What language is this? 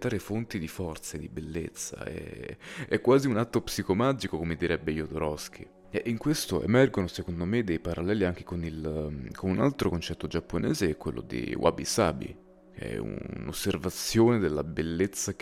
Italian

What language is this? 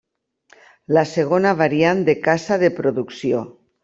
Catalan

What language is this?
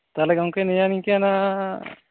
Santali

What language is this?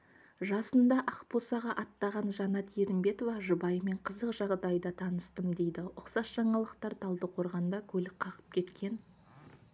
Kazakh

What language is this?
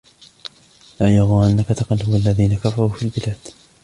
Arabic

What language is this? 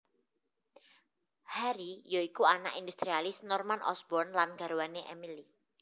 Javanese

